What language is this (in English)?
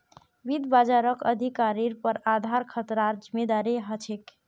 Magahi